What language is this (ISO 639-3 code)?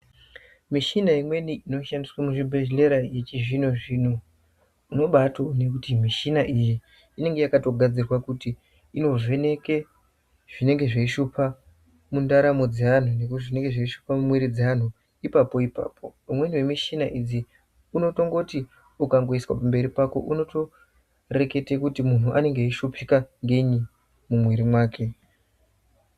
ndc